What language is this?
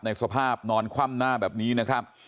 Thai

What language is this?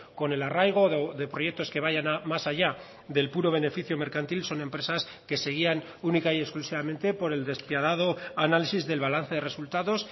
Spanish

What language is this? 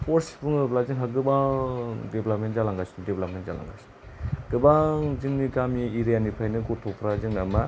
Bodo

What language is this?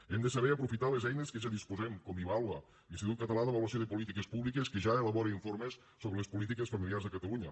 Catalan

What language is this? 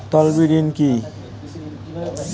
Bangla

